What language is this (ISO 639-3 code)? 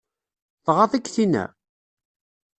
kab